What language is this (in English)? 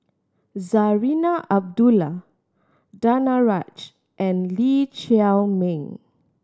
English